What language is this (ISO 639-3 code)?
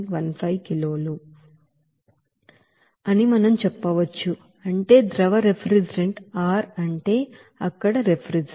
tel